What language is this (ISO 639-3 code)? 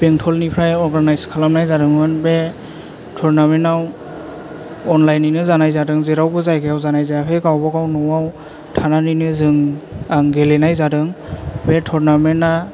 brx